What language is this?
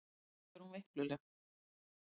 Icelandic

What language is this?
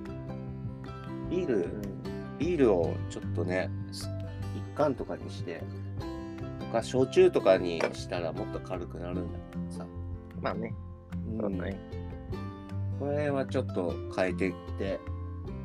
Japanese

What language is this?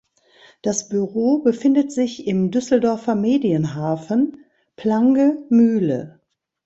German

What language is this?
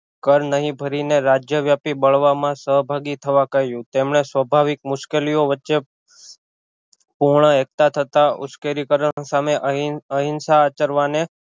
Gujarati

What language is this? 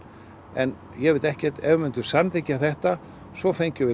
Icelandic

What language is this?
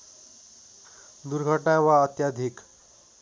Nepali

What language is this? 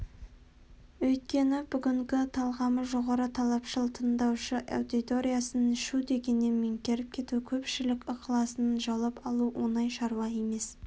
Kazakh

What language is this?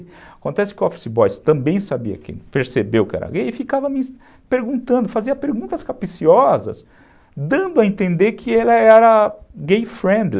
Portuguese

